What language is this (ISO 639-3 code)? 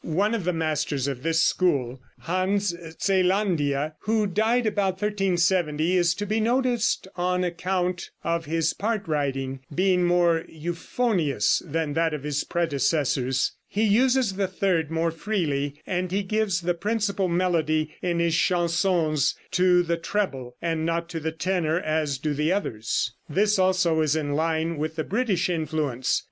eng